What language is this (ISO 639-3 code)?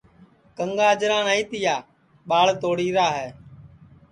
ssi